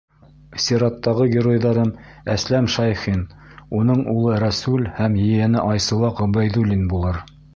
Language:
Bashkir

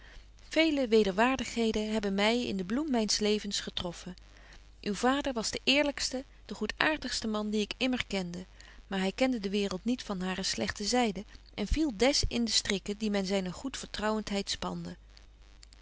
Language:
Dutch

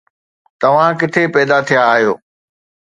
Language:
Sindhi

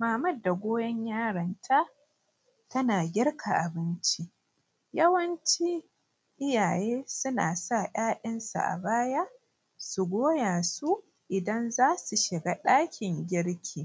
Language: Hausa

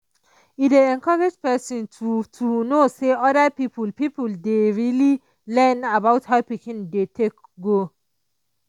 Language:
Nigerian Pidgin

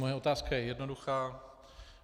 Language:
Czech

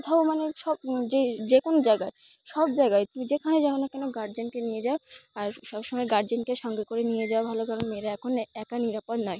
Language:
Bangla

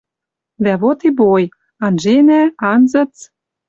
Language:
Western Mari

